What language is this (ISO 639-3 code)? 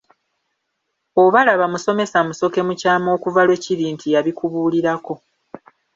lug